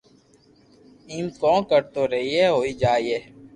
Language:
Loarki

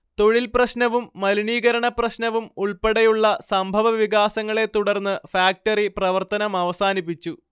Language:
Malayalam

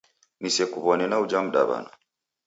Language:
Taita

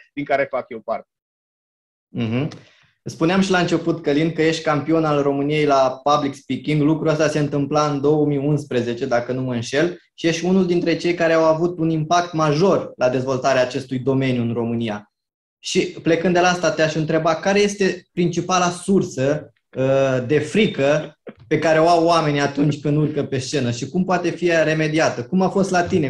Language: Romanian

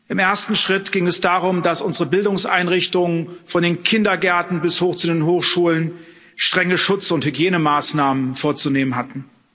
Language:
German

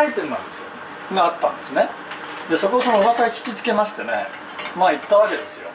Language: Japanese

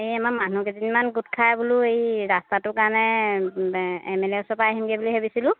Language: Assamese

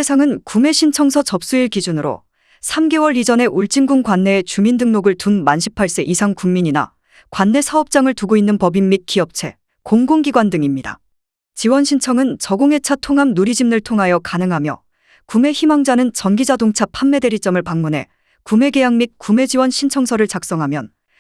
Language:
Korean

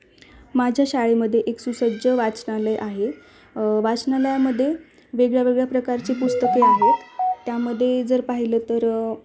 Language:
Marathi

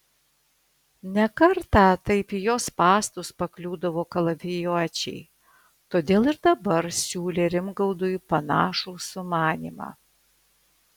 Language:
Lithuanian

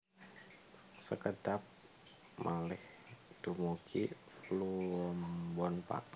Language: Javanese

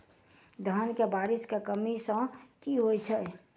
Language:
Maithili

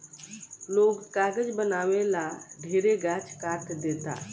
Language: Bhojpuri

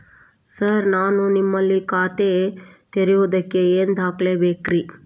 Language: Kannada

